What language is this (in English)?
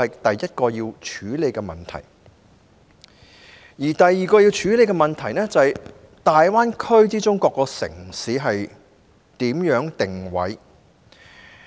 Cantonese